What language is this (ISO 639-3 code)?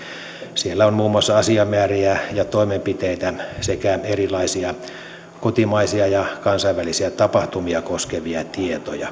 fin